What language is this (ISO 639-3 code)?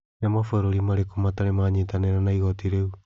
kik